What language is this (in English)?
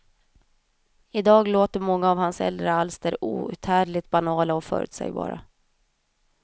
Swedish